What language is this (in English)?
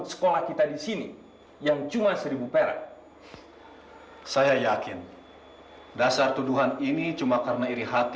Indonesian